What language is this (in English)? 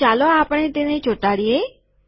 Gujarati